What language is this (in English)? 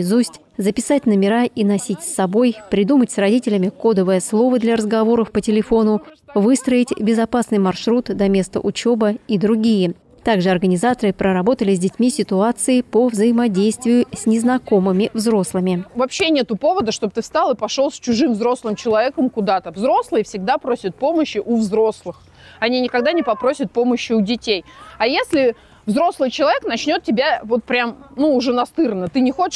Russian